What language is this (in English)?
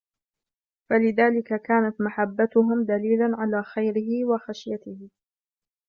Arabic